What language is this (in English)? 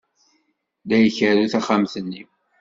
Kabyle